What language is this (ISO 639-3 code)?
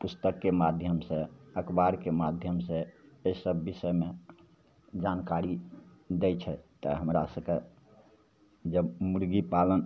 mai